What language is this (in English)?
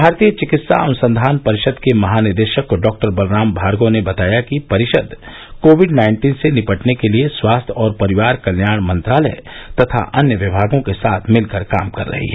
Hindi